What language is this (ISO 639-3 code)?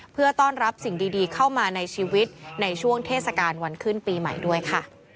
tha